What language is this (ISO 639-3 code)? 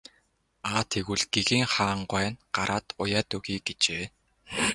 mon